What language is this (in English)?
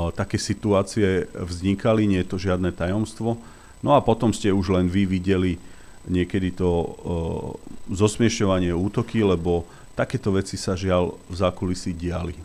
Slovak